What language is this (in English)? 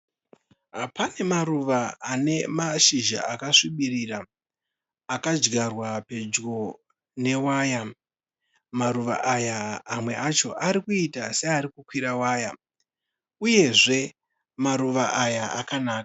Shona